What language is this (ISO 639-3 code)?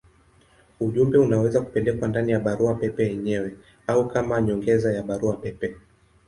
swa